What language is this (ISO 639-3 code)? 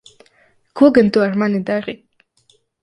lav